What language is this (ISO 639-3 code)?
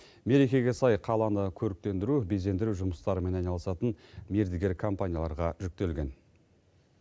kaz